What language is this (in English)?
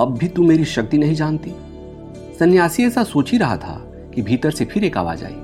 Hindi